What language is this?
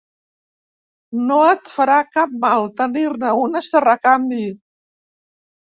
Catalan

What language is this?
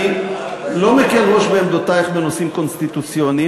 Hebrew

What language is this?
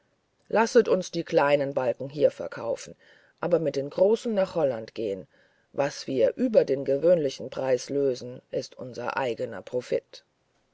German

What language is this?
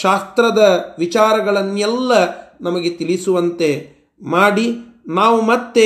Kannada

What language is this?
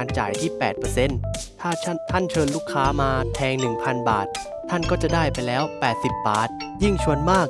Thai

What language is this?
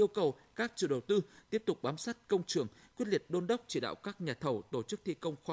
Vietnamese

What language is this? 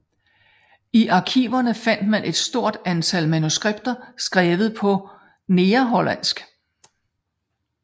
Danish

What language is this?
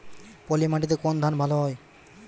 Bangla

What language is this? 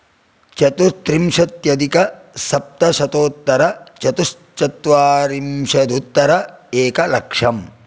Sanskrit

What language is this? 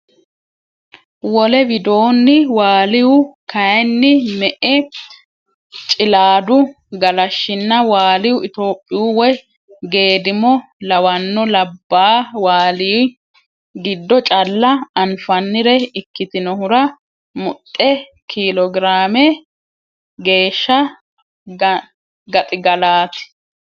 Sidamo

